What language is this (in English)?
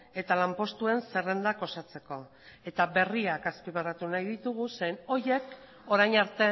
Basque